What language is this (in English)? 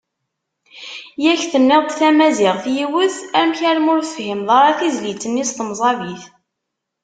Kabyle